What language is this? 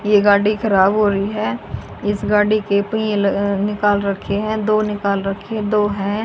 Hindi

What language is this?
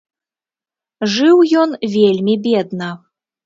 Belarusian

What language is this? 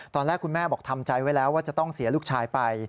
Thai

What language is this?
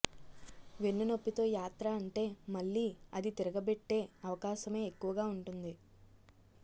Telugu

